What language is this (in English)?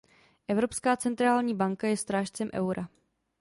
Czech